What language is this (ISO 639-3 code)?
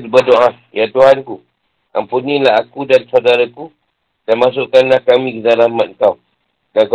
msa